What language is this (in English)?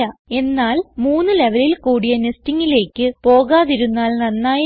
Malayalam